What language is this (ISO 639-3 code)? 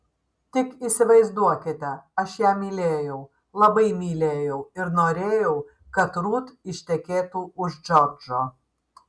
lit